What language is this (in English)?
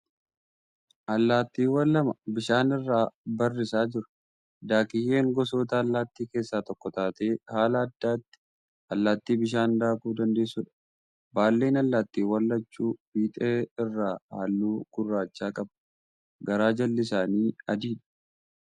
Oromo